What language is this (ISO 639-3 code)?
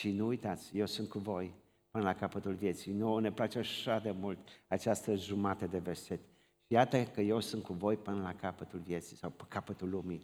ron